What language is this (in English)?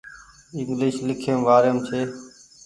Goaria